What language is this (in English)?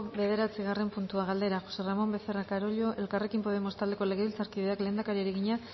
Basque